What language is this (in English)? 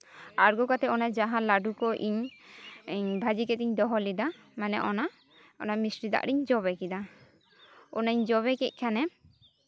Santali